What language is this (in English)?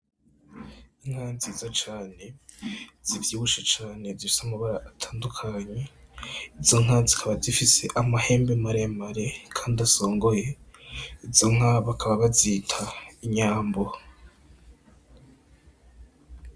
Rundi